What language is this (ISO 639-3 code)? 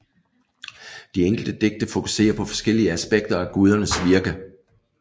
dan